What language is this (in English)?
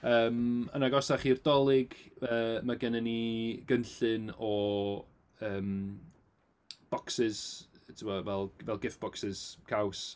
Welsh